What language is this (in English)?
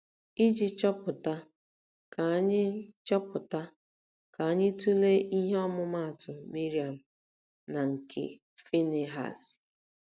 Igbo